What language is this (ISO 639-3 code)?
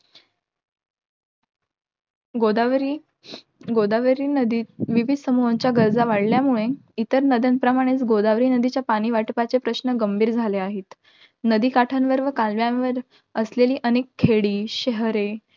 mar